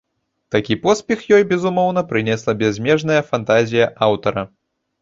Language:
Belarusian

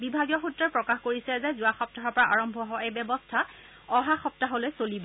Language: Assamese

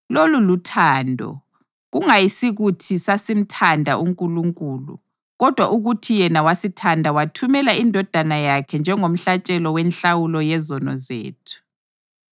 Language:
North Ndebele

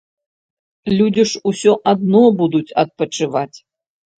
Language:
Belarusian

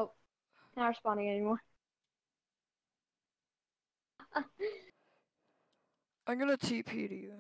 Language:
English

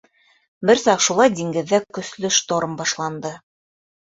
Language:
Bashkir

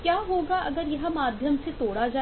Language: Hindi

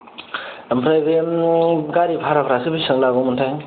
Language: Bodo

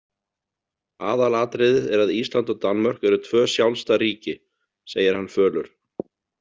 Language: Icelandic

